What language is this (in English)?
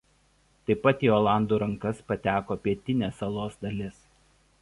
Lithuanian